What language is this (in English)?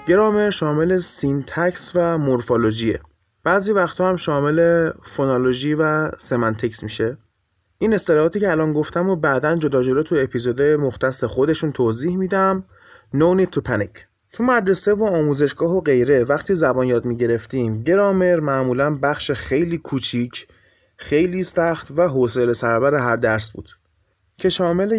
Persian